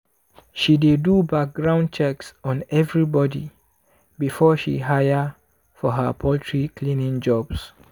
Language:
Nigerian Pidgin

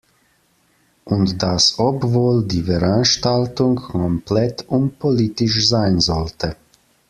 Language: German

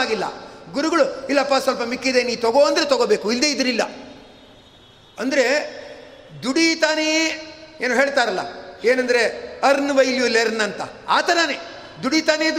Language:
Kannada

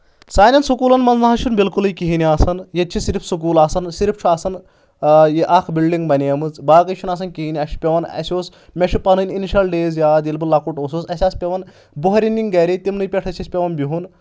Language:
Kashmiri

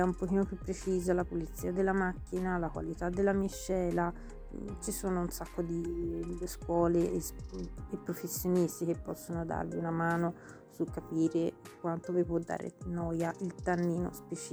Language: Italian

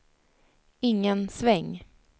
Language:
Swedish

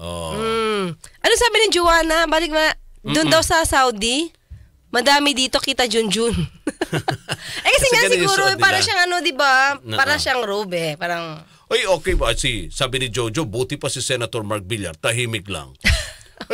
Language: Filipino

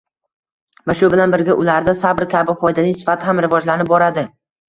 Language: Uzbek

